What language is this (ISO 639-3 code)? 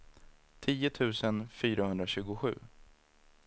swe